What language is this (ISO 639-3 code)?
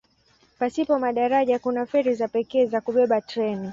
swa